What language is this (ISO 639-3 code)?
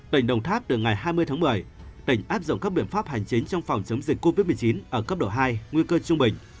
vie